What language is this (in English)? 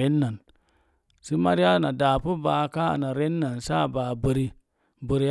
Mom Jango